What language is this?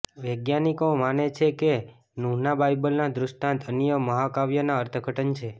Gujarati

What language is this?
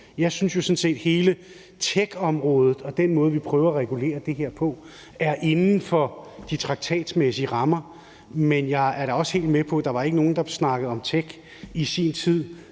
Danish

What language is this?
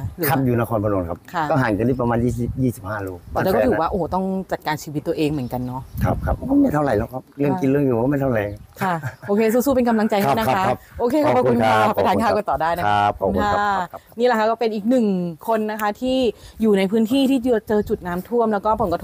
Thai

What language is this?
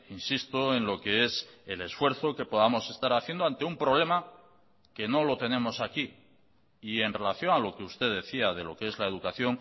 Spanish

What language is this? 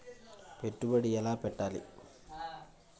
Telugu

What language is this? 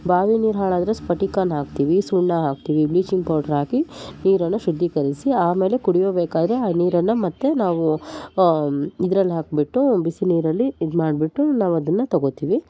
Kannada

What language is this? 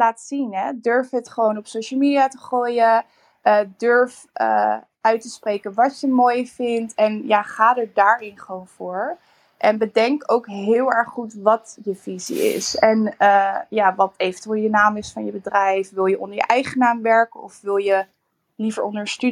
Dutch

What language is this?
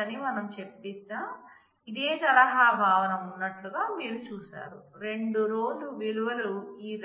Telugu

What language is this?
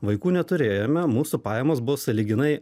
Lithuanian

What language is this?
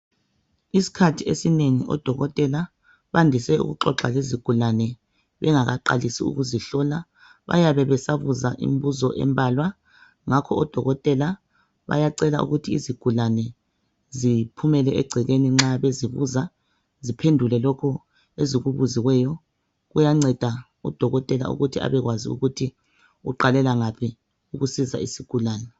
North Ndebele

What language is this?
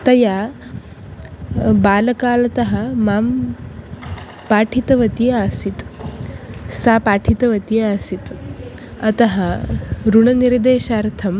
Sanskrit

